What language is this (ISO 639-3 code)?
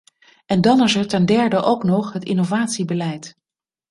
nld